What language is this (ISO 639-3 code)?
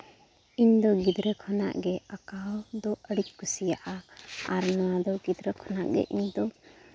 sat